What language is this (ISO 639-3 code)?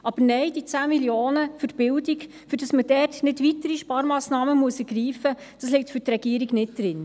gsw